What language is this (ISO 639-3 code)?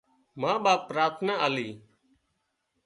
kxp